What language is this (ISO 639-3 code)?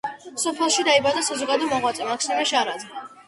kat